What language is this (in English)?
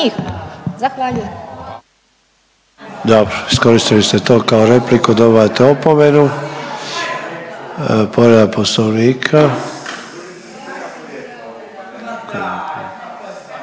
Croatian